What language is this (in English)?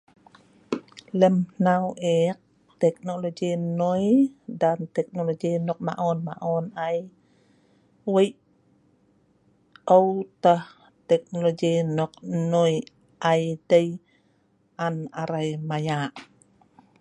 Sa'ban